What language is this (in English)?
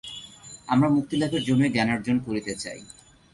Bangla